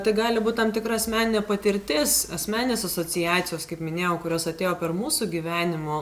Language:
Lithuanian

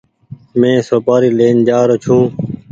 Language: Goaria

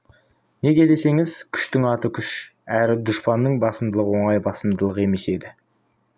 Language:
Kazakh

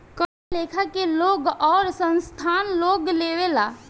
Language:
Bhojpuri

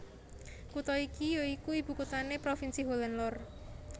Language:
Javanese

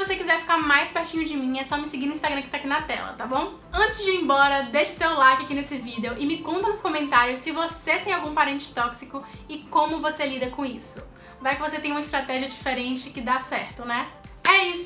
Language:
Portuguese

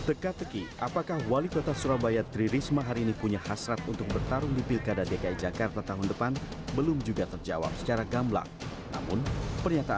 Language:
Indonesian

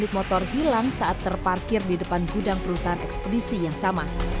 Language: Indonesian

